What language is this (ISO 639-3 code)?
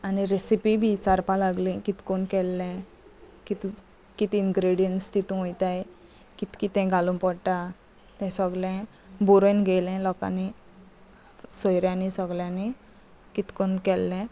kok